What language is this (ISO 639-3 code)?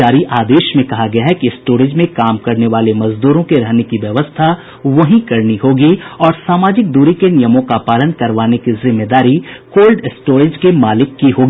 hin